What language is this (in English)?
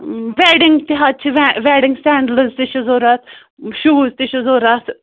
Kashmiri